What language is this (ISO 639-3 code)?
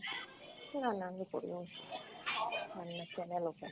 ben